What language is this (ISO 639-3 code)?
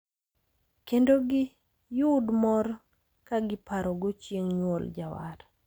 luo